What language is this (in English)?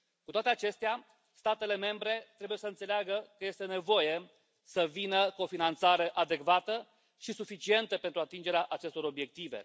Romanian